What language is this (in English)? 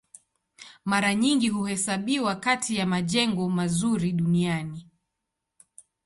Swahili